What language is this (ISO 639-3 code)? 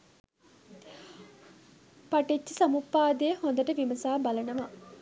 sin